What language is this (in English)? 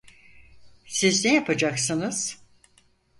Turkish